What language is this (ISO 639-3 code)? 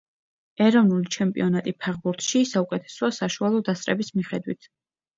kat